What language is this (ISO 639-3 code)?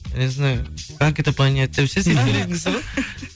kaz